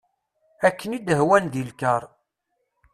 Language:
Kabyle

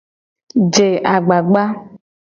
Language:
Gen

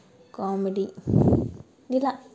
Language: Telugu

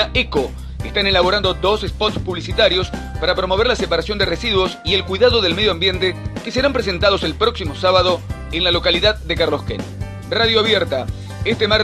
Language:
Spanish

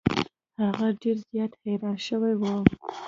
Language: Pashto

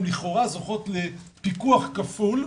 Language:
Hebrew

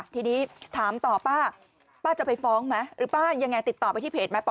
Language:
Thai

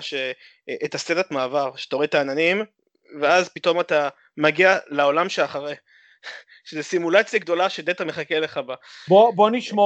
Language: Hebrew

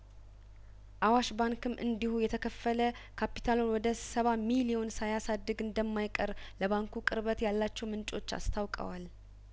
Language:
Amharic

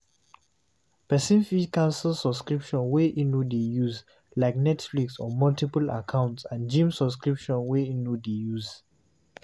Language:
Nigerian Pidgin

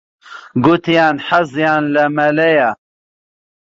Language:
Central Kurdish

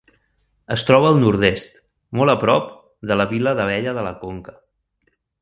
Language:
Catalan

